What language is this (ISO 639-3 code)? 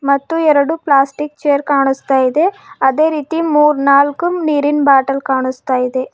kan